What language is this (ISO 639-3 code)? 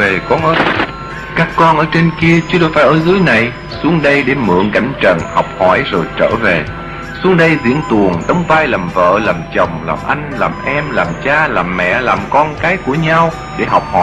vie